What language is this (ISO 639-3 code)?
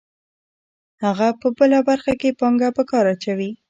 pus